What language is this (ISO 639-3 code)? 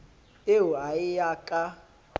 sot